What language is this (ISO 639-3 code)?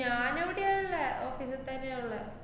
mal